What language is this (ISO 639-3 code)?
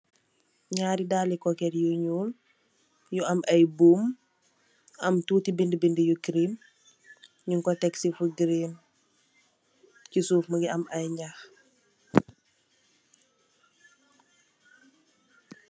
wol